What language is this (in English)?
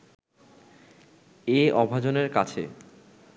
Bangla